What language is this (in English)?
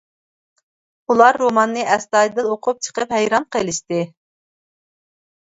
Uyghur